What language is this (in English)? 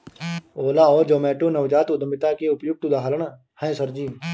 Hindi